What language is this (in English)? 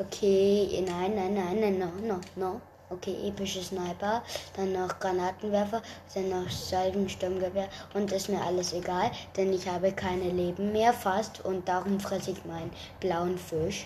German